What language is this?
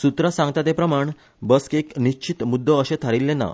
Konkani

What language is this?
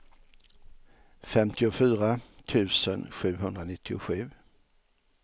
Swedish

